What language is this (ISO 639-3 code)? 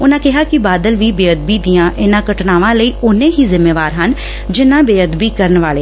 pan